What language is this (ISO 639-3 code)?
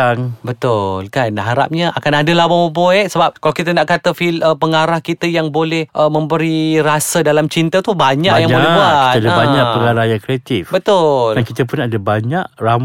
msa